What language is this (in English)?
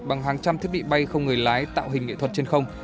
Vietnamese